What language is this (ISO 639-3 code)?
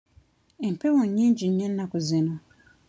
lug